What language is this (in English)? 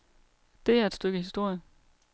Danish